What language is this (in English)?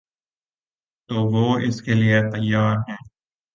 Urdu